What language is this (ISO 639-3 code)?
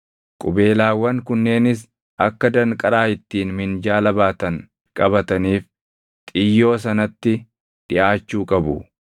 orm